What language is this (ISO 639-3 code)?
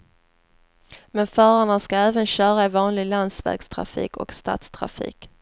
swe